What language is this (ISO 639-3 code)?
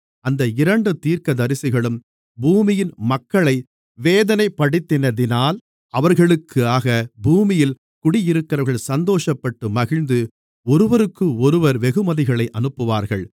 tam